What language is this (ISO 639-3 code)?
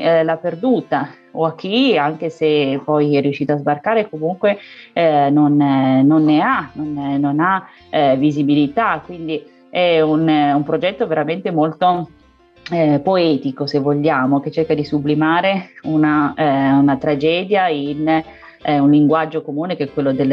ita